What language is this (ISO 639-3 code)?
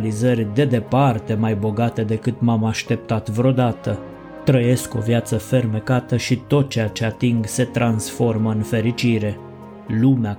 ron